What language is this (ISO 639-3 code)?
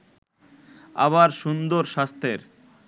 ben